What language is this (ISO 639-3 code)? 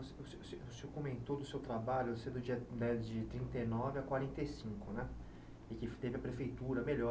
por